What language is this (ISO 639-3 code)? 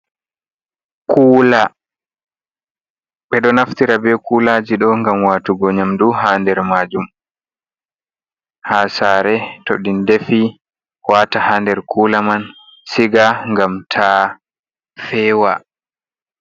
ful